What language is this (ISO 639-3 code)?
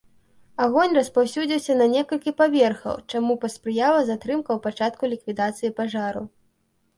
bel